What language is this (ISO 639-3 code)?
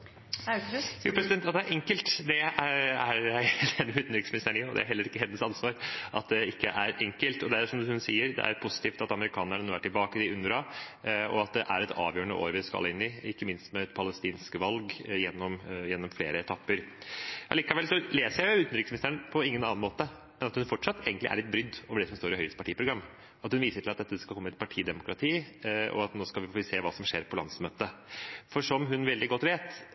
nob